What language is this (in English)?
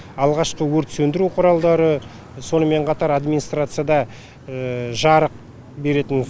Kazakh